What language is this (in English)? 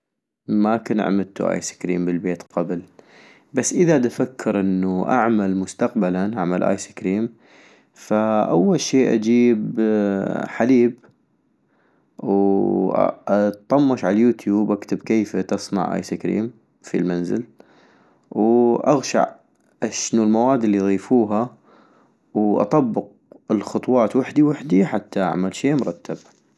North Mesopotamian Arabic